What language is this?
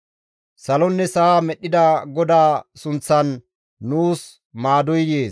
Gamo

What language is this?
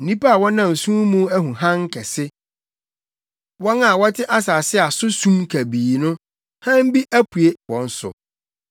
Akan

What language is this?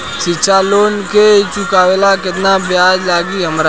Bhojpuri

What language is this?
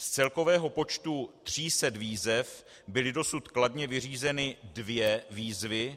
Czech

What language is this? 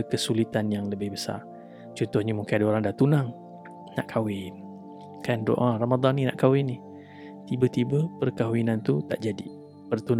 Malay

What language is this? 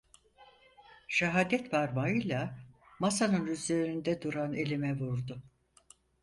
Turkish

